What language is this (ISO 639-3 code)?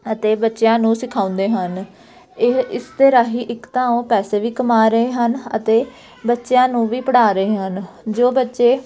pan